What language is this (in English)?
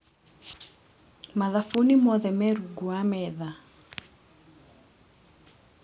Kikuyu